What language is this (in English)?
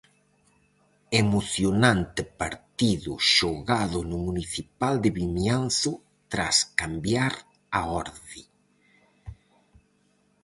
Galician